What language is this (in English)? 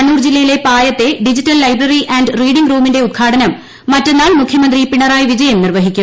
Malayalam